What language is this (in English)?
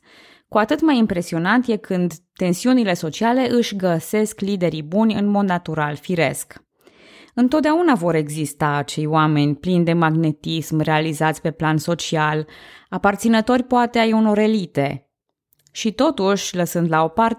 Romanian